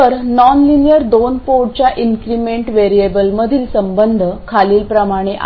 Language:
Marathi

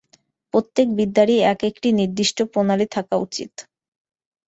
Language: Bangla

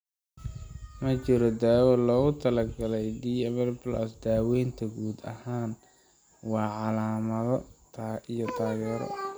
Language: Somali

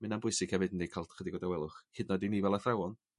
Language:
Welsh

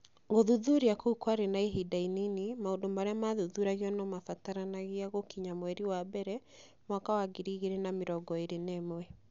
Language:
Kikuyu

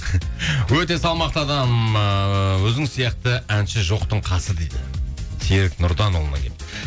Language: Kazakh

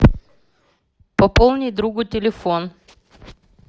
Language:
Russian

